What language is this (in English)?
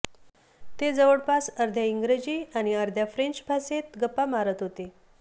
Marathi